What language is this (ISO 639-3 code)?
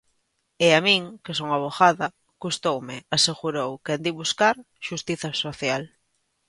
glg